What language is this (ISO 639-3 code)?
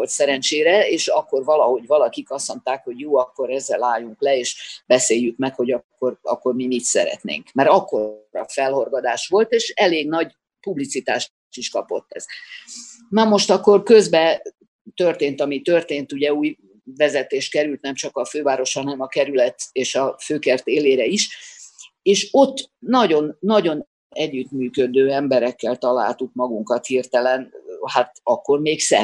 hun